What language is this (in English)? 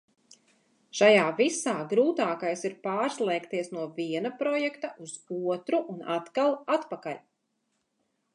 Latvian